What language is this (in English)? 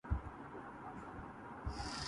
Urdu